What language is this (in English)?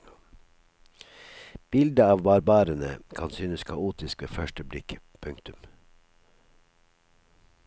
Norwegian